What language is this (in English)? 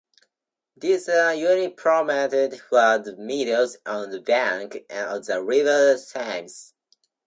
English